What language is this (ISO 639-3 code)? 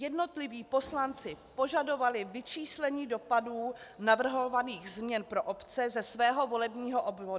ces